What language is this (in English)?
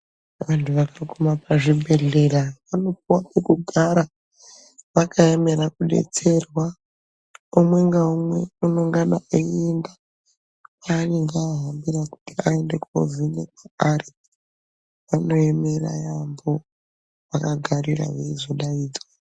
Ndau